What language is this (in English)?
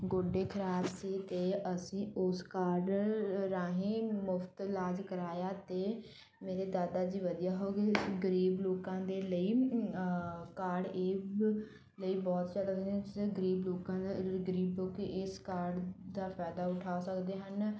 Punjabi